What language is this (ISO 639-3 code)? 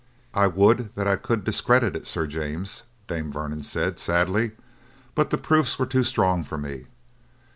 eng